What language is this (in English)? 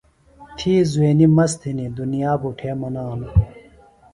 Phalura